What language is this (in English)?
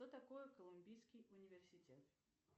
Russian